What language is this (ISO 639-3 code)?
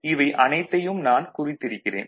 tam